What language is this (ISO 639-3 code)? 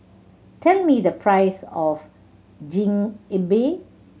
eng